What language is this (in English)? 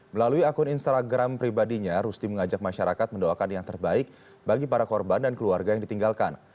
Indonesian